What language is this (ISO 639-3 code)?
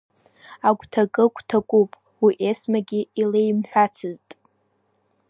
abk